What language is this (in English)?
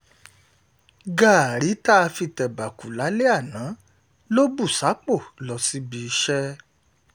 Yoruba